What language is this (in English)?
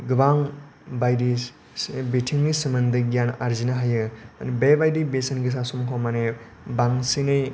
Bodo